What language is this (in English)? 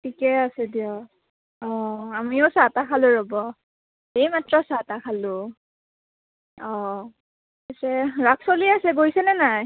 Assamese